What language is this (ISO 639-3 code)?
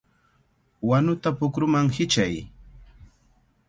qvl